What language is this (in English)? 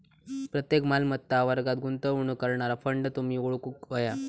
Marathi